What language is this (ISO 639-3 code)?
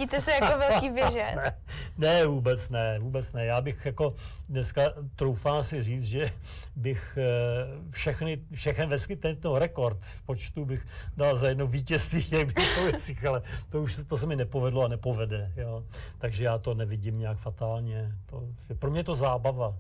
ces